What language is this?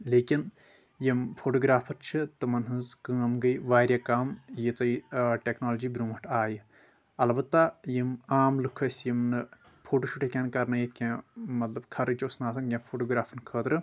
Kashmiri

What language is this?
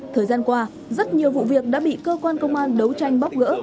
Vietnamese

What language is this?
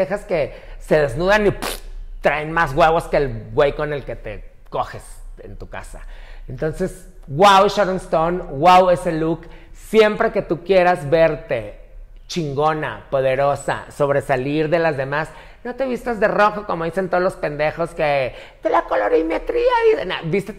Spanish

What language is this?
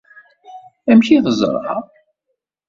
Kabyle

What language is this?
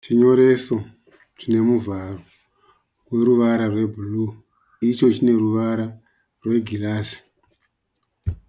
Shona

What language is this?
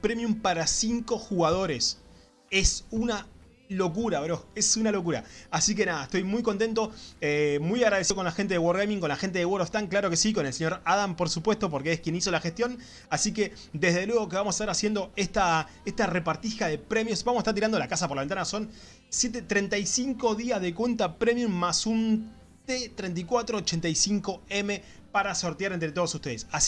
Spanish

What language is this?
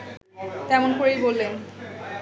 Bangla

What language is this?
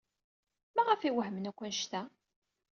Kabyle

